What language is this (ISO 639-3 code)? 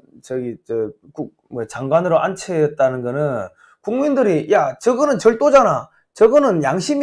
kor